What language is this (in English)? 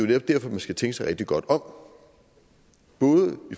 Danish